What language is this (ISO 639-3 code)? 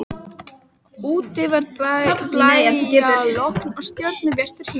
isl